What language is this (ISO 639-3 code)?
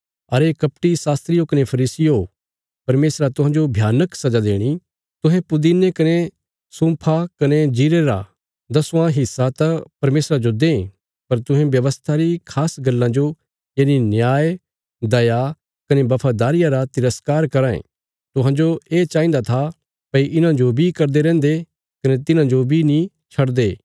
kfs